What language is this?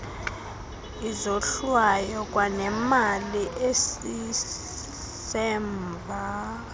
Xhosa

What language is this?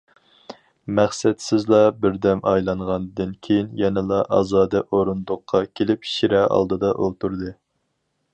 Uyghur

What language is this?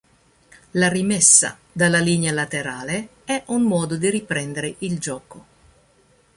Italian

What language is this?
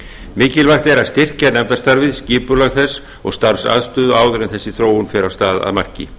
Icelandic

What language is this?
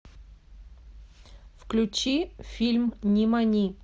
Russian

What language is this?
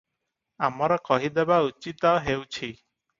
Odia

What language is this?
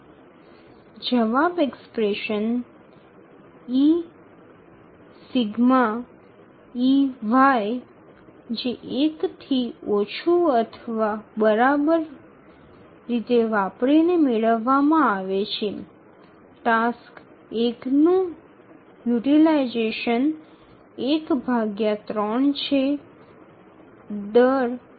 Bangla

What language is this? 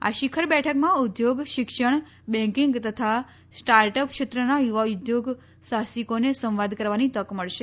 Gujarati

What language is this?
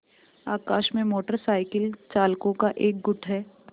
Hindi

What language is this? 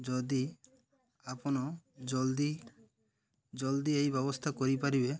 Odia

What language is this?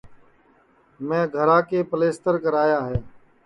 Sansi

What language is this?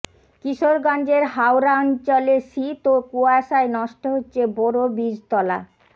Bangla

